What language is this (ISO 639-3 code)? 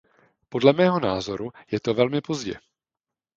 ces